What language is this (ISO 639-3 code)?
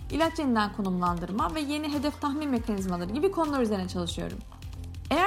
tur